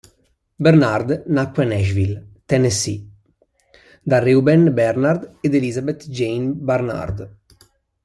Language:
Italian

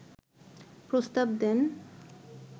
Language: Bangla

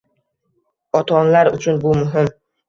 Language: Uzbek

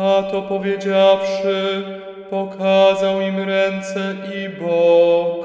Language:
Polish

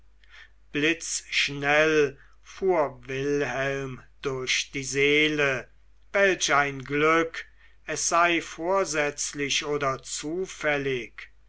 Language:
German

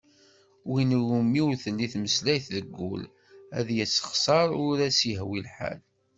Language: Kabyle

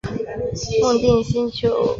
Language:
Chinese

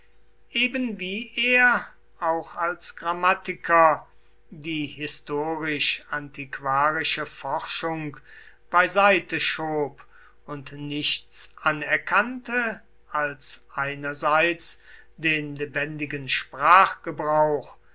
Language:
German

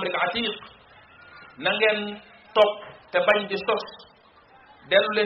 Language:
Indonesian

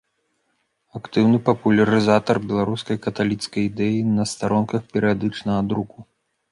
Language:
Belarusian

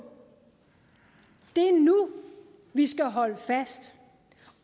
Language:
Danish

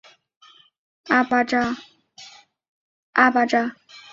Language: Chinese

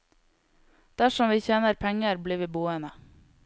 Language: Norwegian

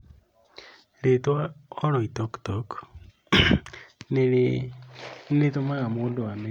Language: Kikuyu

